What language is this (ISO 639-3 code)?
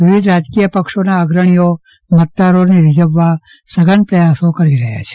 guj